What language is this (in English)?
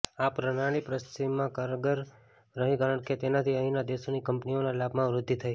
Gujarati